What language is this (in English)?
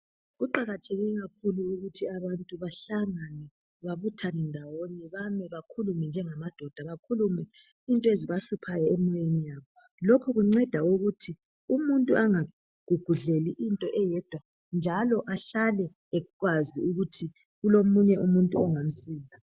North Ndebele